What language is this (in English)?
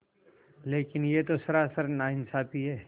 Hindi